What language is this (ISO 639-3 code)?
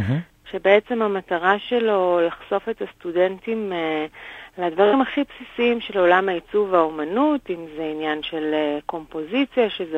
heb